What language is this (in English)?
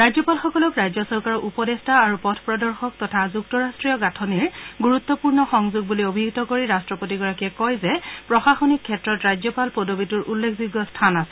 Assamese